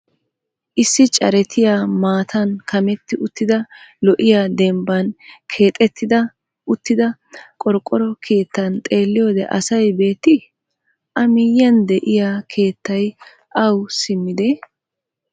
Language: Wolaytta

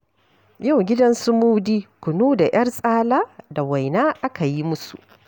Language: Hausa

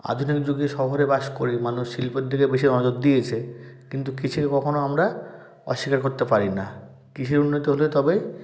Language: Bangla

